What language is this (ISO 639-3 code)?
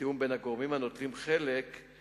heb